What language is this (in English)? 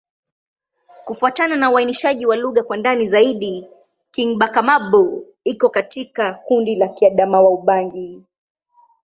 Swahili